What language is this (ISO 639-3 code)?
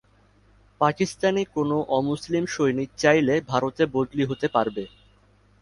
ben